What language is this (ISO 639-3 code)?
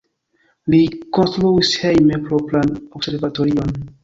epo